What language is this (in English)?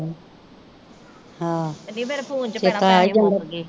Punjabi